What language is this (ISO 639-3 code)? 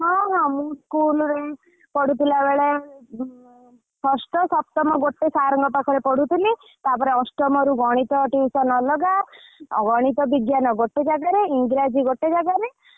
ori